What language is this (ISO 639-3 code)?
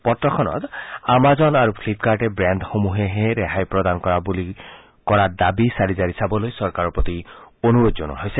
asm